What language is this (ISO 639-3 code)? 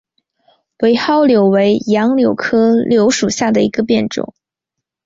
zho